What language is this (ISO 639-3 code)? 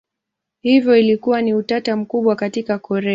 swa